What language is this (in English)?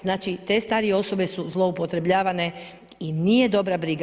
Croatian